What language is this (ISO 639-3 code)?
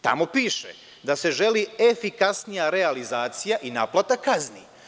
srp